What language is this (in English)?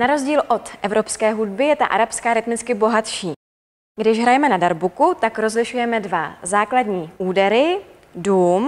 Czech